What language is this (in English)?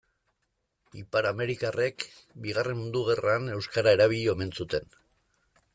Basque